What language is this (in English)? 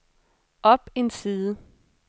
Danish